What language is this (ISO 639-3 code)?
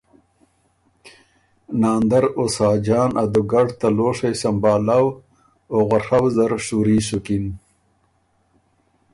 oru